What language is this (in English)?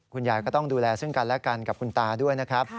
Thai